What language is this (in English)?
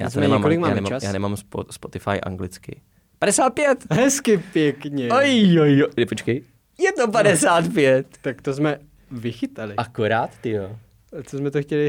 Czech